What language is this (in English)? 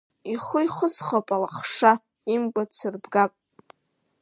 Abkhazian